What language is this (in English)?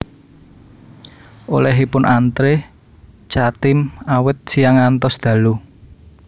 Javanese